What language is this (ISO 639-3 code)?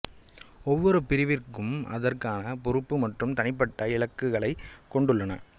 tam